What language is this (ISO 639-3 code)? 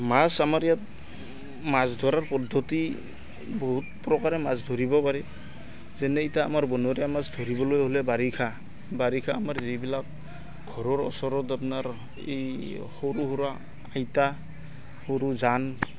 asm